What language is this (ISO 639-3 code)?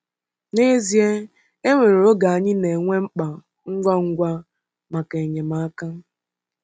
ibo